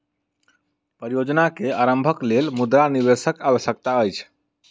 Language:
Maithili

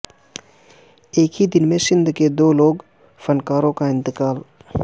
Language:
Urdu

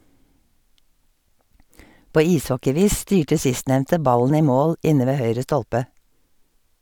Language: Norwegian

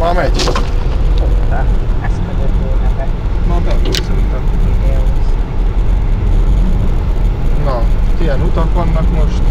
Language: Hungarian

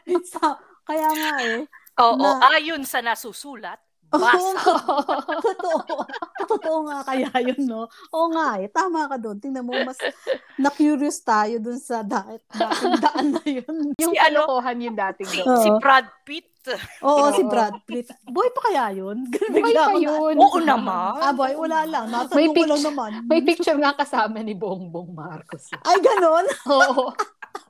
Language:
Filipino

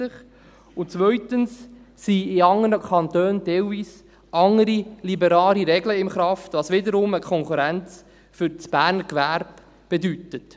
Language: Swiss German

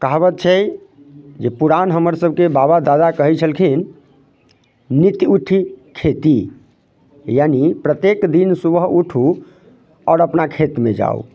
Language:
Maithili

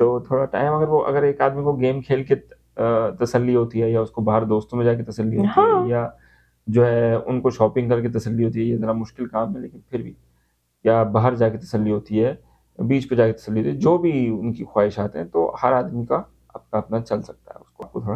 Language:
Urdu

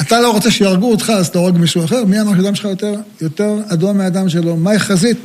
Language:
Hebrew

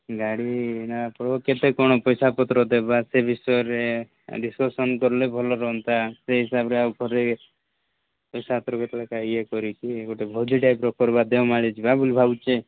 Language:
Odia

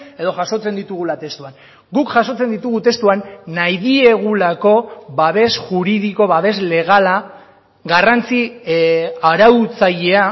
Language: Basque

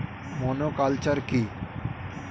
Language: Bangla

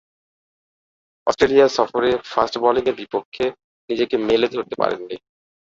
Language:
Bangla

